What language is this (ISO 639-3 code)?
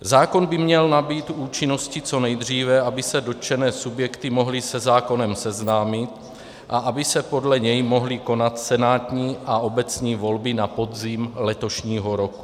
ces